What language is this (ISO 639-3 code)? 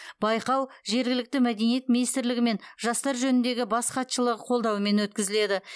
kaz